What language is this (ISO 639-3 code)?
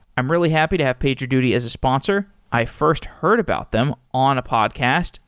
eng